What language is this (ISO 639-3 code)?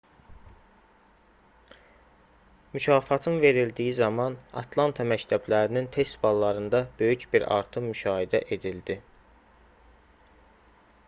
aze